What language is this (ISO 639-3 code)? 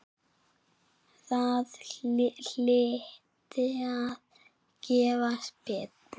isl